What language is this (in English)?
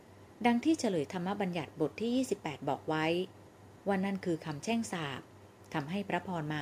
Thai